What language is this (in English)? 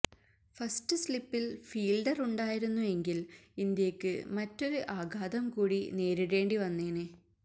Malayalam